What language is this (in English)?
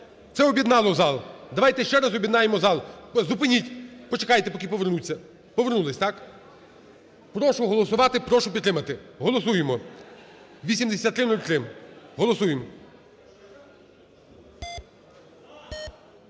Ukrainian